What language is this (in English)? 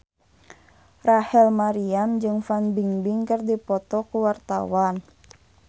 Sundanese